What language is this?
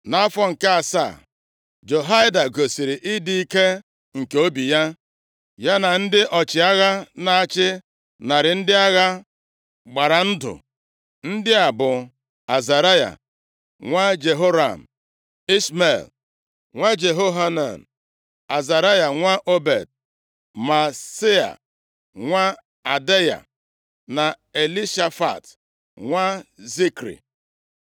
Igbo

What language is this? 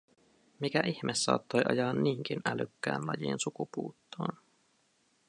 Finnish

